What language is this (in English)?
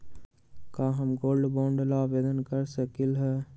Magahi